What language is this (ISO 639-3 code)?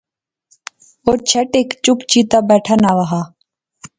phr